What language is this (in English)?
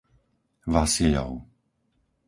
Slovak